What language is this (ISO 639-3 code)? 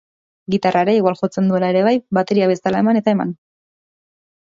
eus